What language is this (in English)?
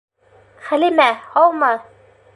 Bashkir